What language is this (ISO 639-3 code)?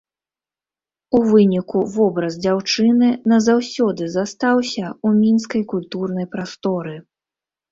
bel